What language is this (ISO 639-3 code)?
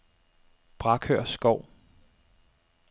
dan